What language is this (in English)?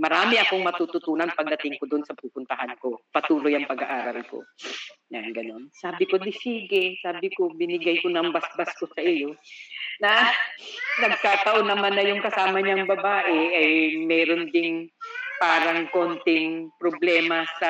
Filipino